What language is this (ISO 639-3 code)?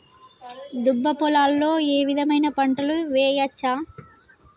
tel